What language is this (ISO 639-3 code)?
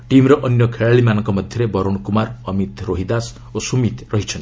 ori